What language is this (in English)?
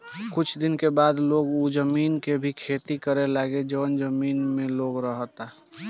Bhojpuri